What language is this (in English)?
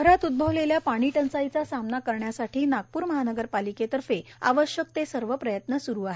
Marathi